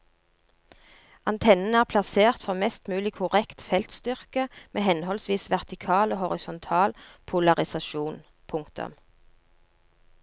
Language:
Norwegian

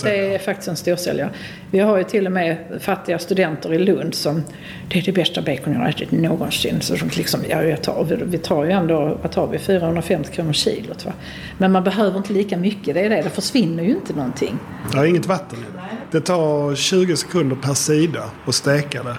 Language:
Swedish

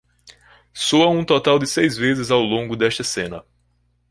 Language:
Portuguese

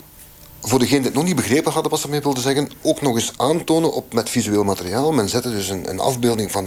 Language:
Dutch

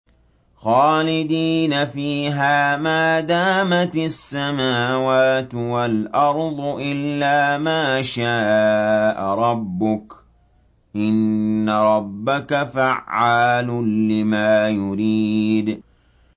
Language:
Arabic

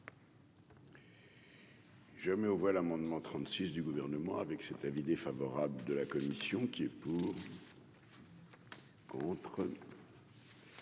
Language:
French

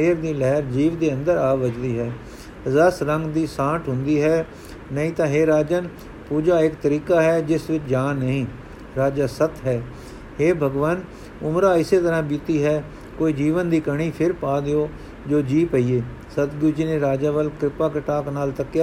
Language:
Punjabi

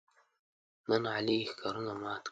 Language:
Pashto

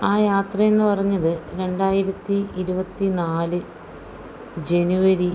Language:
Malayalam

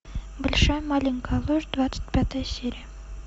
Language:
Russian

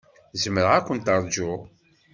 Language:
Kabyle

